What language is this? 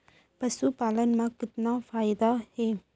Chhattisgarhi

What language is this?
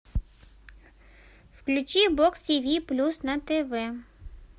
Russian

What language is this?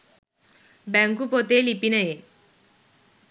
Sinhala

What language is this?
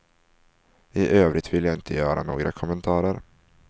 Swedish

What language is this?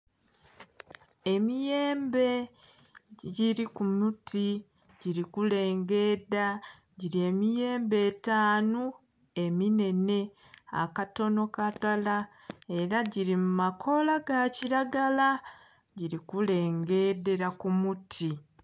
Soga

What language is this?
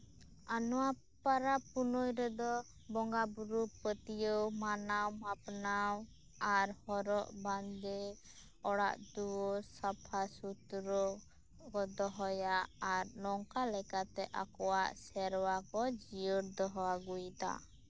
Santali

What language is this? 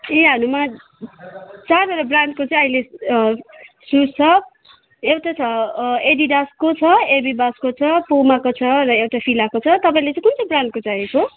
Nepali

